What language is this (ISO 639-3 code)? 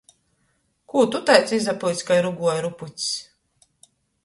ltg